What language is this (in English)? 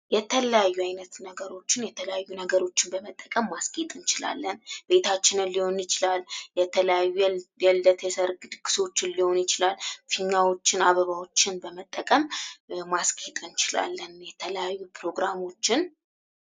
Amharic